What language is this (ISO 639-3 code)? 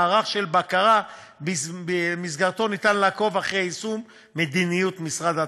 heb